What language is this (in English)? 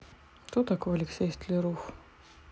Russian